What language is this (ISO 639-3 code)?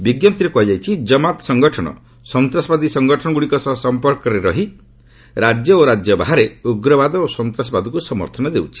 ori